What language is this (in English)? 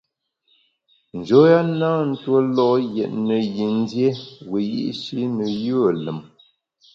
Bamun